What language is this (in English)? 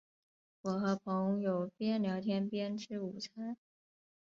Chinese